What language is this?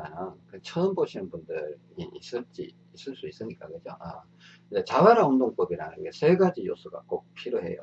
Korean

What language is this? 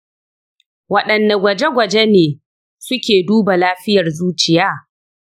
Hausa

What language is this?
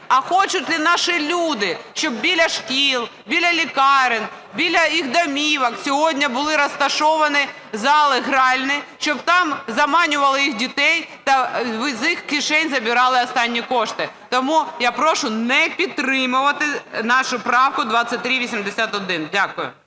Ukrainian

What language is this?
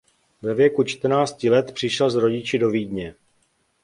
Czech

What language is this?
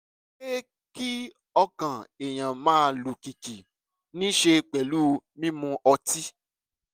Yoruba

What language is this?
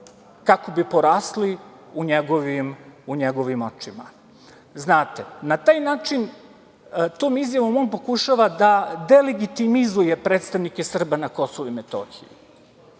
Serbian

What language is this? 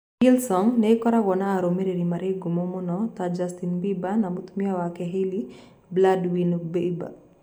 Kikuyu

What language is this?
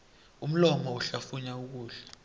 South Ndebele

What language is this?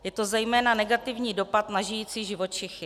Czech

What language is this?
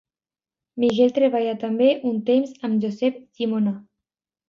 Catalan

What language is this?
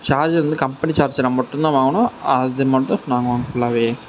Tamil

